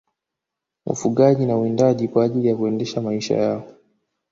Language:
Swahili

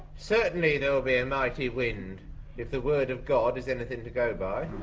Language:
English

